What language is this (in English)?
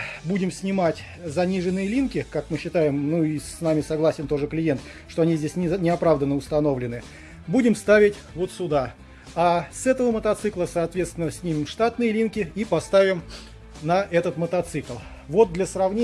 Russian